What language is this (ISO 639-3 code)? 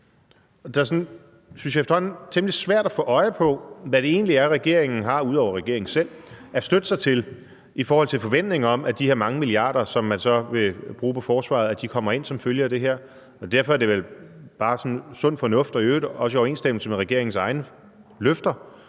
dan